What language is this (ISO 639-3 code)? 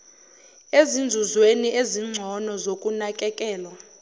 zul